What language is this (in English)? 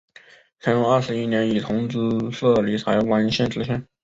Chinese